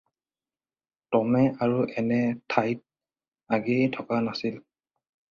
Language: Assamese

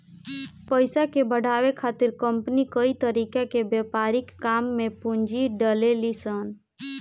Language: Bhojpuri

